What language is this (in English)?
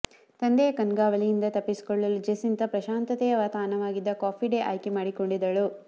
Kannada